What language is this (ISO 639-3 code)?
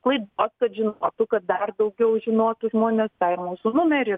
lit